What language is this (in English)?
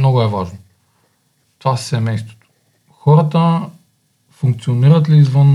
Bulgarian